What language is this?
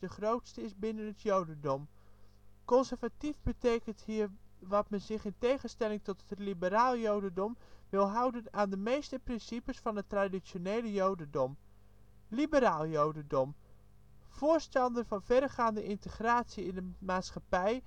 Dutch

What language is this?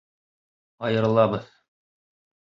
Bashkir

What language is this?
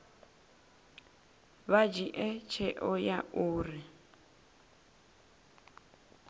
Venda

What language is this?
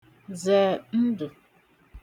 Igbo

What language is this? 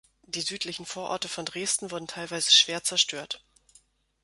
German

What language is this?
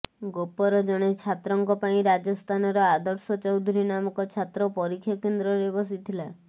Odia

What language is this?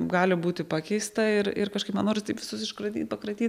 Lithuanian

